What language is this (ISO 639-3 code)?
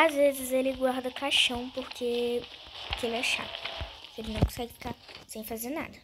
por